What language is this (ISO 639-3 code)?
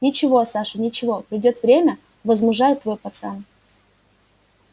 rus